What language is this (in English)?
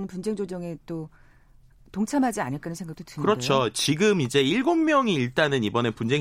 Korean